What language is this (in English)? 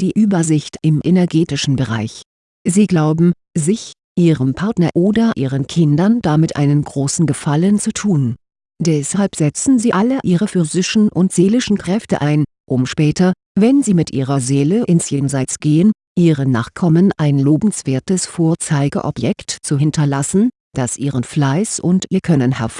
German